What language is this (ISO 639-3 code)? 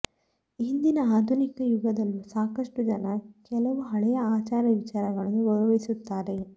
kan